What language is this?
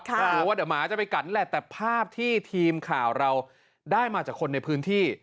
Thai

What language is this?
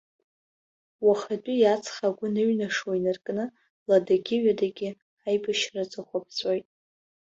Abkhazian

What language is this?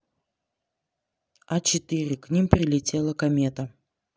Russian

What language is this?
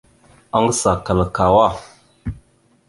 Mada (Cameroon)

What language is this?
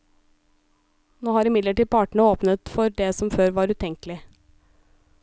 Norwegian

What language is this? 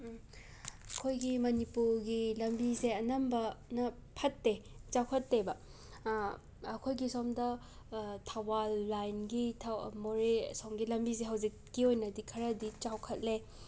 Manipuri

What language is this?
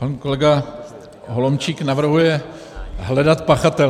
Czech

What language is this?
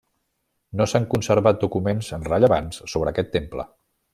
Catalan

